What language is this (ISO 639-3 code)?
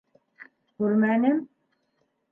bak